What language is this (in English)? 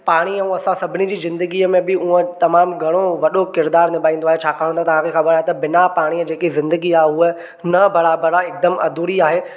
Sindhi